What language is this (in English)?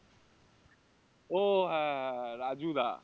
Bangla